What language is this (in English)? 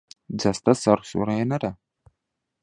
Central Kurdish